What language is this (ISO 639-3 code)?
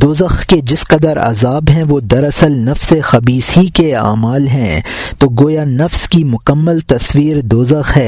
urd